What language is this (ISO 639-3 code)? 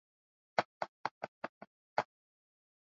swa